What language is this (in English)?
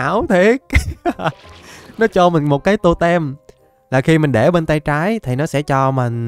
Vietnamese